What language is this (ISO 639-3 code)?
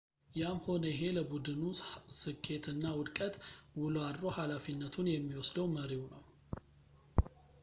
amh